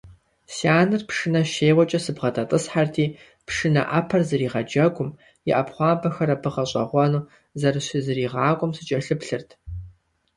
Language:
Kabardian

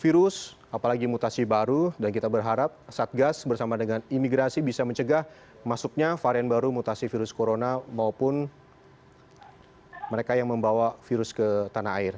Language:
Indonesian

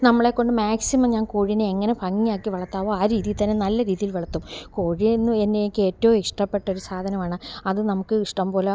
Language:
Malayalam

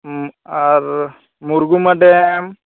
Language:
Santali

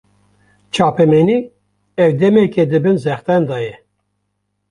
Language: Kurdish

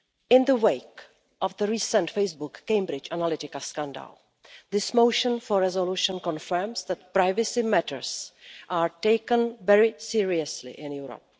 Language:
English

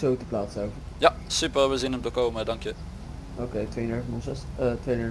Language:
Dutch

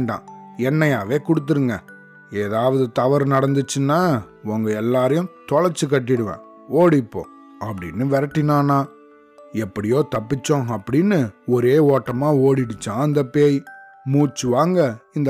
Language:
Tamil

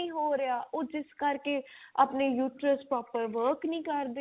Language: Punjabi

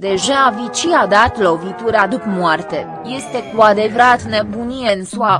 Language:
Romanian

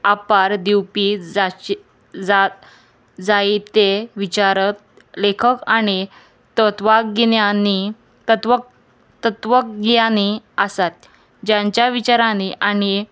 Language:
Konkani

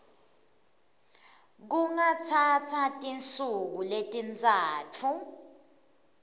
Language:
Swati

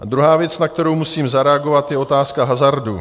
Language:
Czech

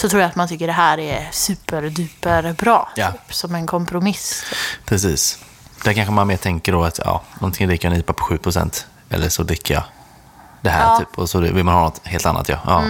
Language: Swedish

